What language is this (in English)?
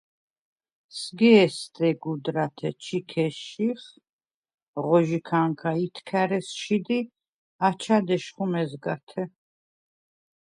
Svan